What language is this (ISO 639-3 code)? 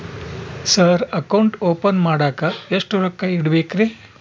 kan